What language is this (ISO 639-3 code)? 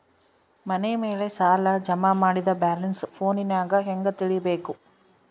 kan